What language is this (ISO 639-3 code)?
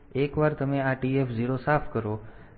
guj